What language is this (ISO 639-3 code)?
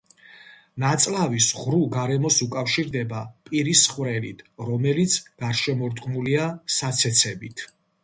kat